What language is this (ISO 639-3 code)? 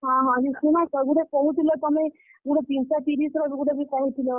ori